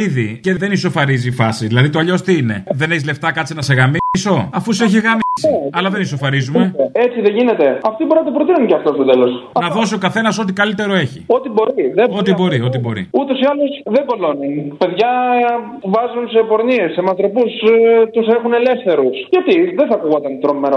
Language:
Greek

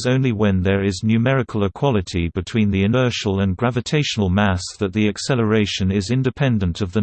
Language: English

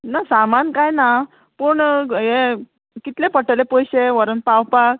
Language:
Konkani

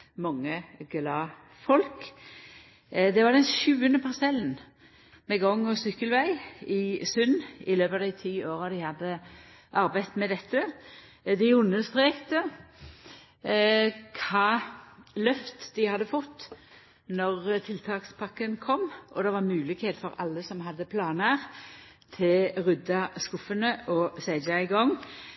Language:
Norwegian Nynorsk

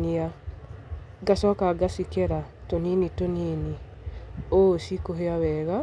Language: Kikuyu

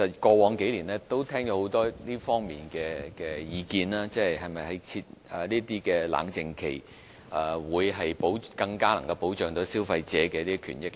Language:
Cantonese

